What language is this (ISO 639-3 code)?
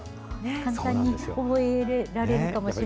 jpn